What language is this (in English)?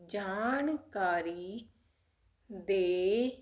Punjabi